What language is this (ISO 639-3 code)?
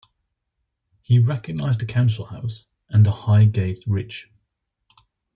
eng